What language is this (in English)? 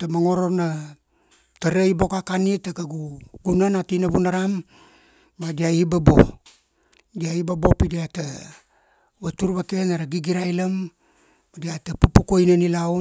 Kuanua